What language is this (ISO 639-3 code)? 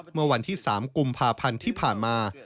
tha